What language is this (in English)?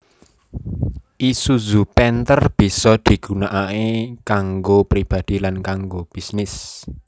Javanese